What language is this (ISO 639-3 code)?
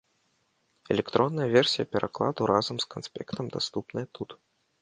bel